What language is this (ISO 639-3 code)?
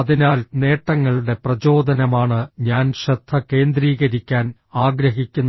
mal